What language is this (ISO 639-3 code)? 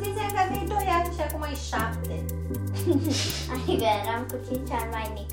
ron